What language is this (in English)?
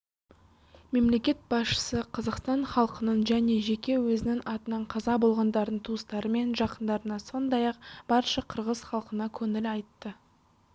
Kazakh